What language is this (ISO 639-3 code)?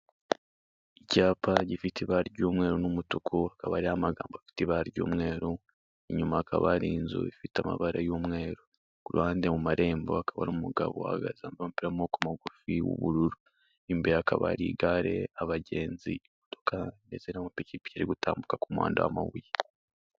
kin